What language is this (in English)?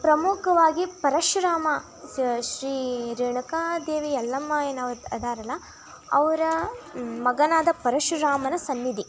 Kannada